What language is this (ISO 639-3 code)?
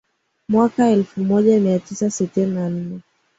swa